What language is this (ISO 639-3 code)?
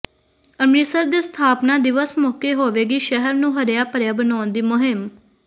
pan